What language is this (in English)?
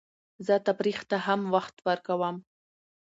Pashto